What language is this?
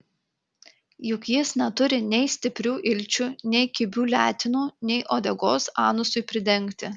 Lithuanian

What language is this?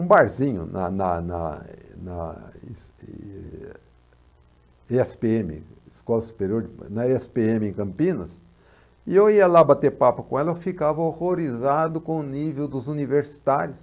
Portuguese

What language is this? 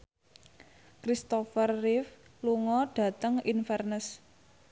Javanese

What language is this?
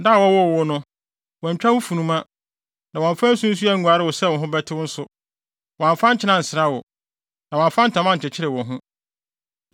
Akan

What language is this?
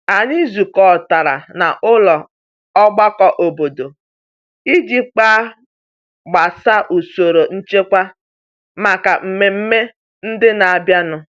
Igbo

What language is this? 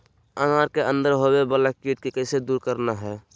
Magahi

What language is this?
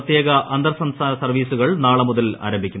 Malayalam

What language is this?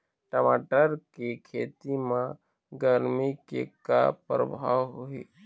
Chhattisgarhi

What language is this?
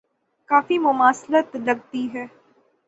Urdu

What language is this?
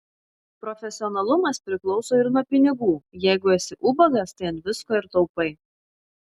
Lithuanian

